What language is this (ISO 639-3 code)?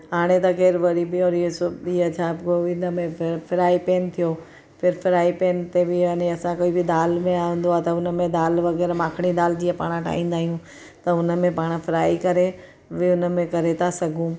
snd